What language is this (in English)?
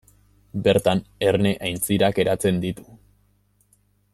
Basque